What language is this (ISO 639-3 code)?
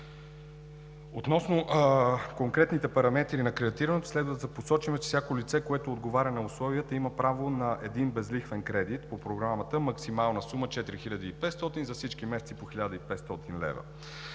bul